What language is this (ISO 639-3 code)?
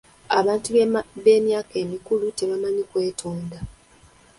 lug